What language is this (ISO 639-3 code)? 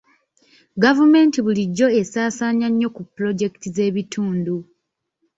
lug